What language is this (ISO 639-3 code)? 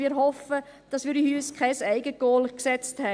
gsw